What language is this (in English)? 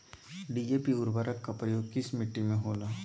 Magahi